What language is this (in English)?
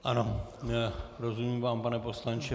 Czech